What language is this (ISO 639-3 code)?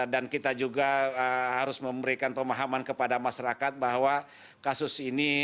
ind